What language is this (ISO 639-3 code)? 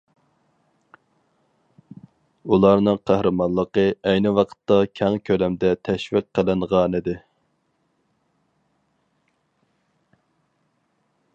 uig